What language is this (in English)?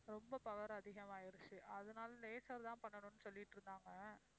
Tamil